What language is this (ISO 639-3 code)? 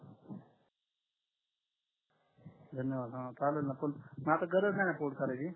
mar